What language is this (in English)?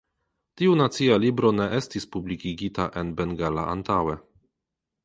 Esperanto